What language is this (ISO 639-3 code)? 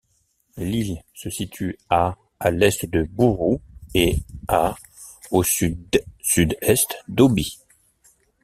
fra